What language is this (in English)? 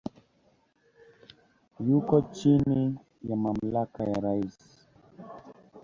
Swahili